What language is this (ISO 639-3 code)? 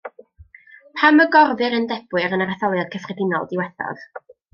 cym